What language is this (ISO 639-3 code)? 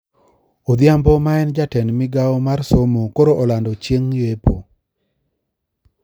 luo